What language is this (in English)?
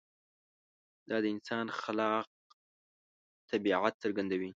Pashto